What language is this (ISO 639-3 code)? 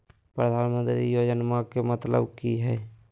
mag